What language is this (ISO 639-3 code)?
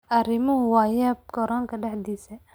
som